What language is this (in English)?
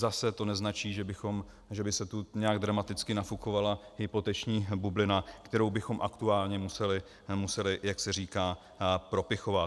Czech